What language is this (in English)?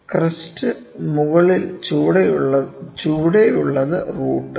Malayalam